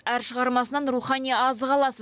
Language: Kazakh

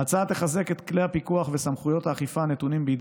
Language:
Hebrew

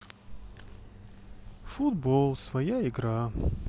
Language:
Russian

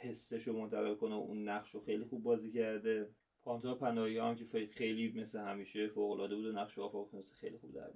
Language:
Persian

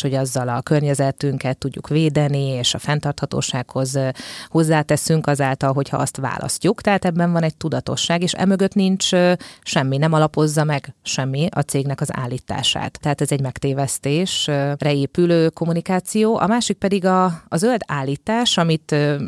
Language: Hungarian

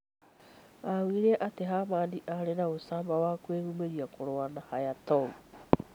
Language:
Kikuyu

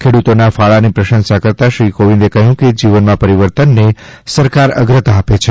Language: Gujarati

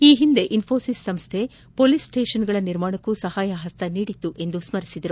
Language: Kannada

